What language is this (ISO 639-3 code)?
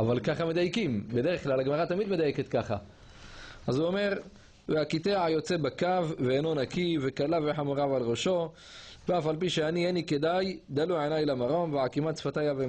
heb